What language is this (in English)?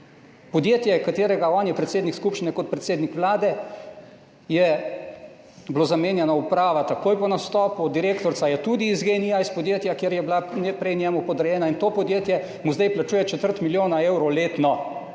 Slovenian